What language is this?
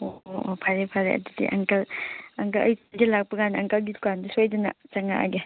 Manipuri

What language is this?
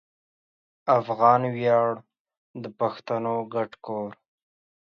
Pashto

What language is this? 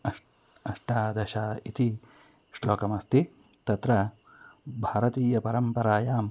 Sanskrit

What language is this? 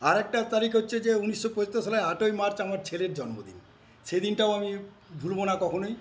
Bangla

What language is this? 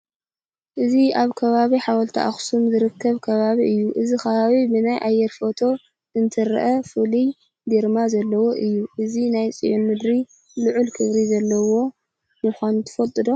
Tigrinya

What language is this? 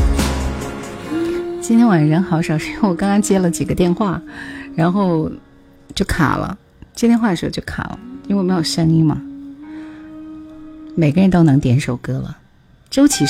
Chinese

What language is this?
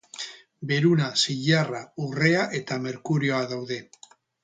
Basque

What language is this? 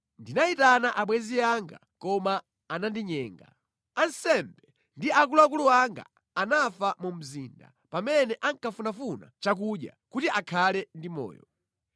Nyanja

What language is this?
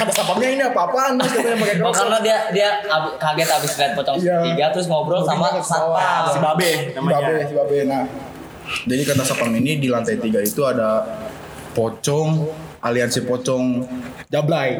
Indonesian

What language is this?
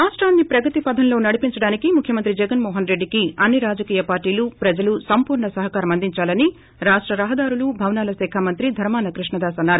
Telugu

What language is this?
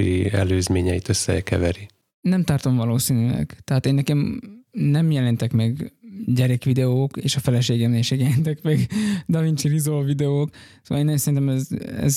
Hungarian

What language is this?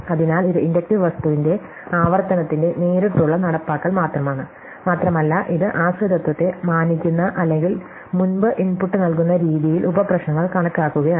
Malayalam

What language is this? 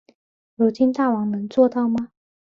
Chinese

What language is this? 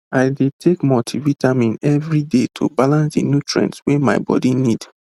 Nigerian Pidgin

